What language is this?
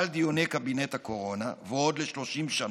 Hebrew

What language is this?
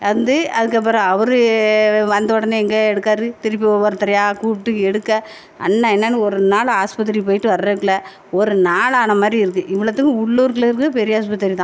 Tamil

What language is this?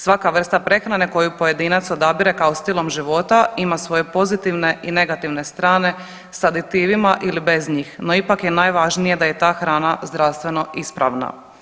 Croatian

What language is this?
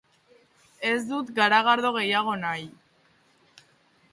Basque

